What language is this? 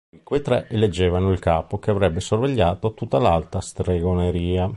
Italian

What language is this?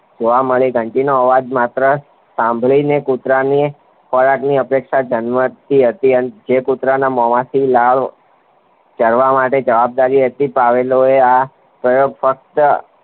Gujarati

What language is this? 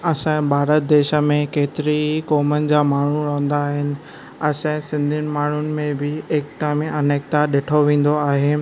Sindhi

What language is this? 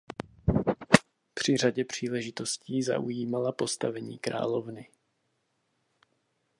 Czech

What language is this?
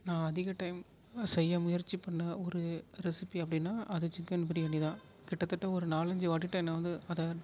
Tamil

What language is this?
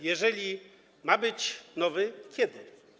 Polish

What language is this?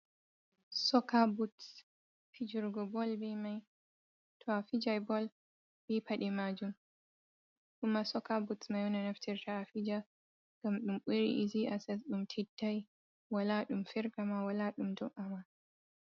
Fula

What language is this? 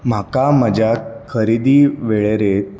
Konkani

